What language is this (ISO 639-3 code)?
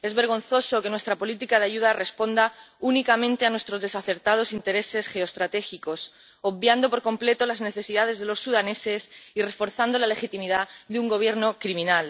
spa